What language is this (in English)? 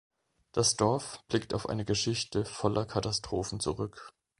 German